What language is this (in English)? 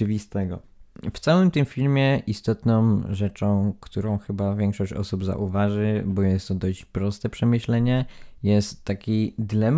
Polish